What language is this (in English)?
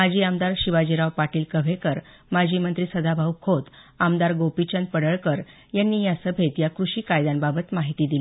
Marathi